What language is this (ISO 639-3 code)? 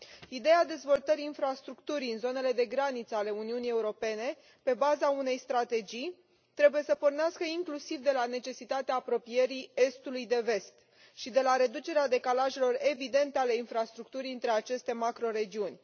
ron